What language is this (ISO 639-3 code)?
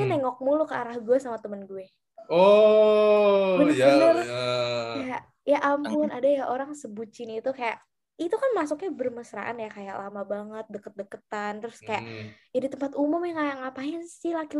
ind